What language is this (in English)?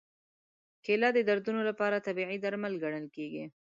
Pashto